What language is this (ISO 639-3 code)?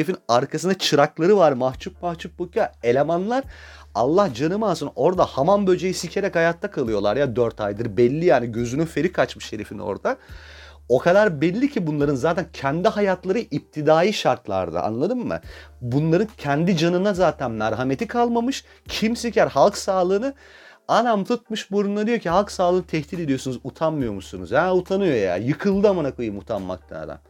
tur